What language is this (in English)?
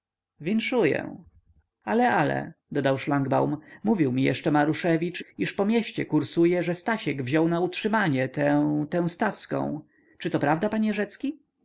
Polish